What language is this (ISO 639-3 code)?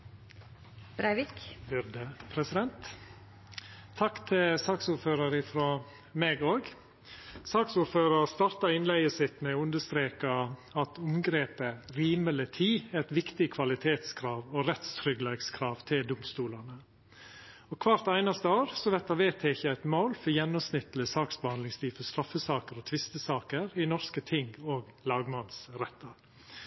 nor